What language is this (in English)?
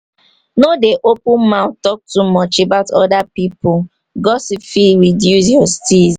Nigerian Pidgin